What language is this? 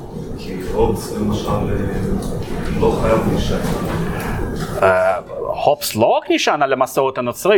Hebrew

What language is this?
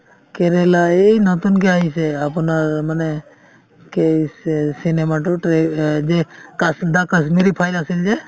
Assamese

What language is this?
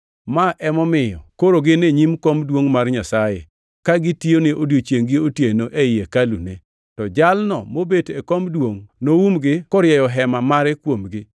Luo (Kenya and Tanzania)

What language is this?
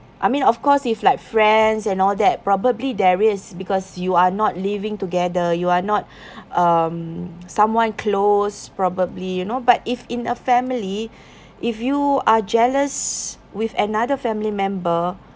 English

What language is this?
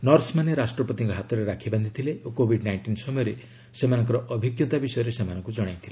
Odia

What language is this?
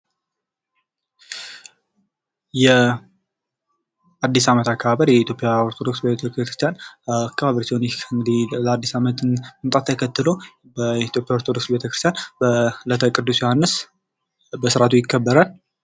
Amharic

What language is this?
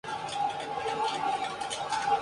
Spanish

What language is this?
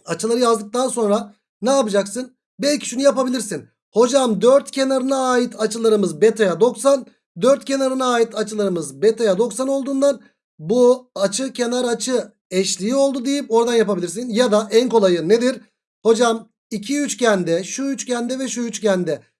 Turkish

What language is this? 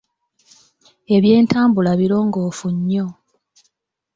Ganda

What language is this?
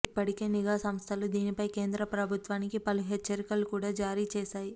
Telugu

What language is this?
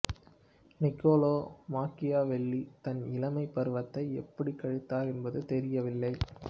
Tamil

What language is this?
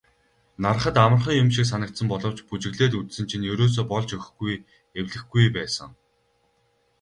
Mongolian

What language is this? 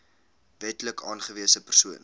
Afrikaans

